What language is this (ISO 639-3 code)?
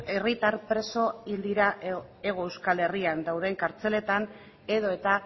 eus